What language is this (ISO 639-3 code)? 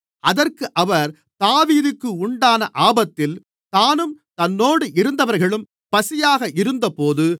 tam